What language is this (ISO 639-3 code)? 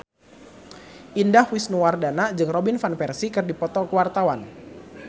sun